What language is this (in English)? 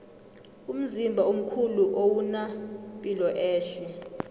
South Ndebele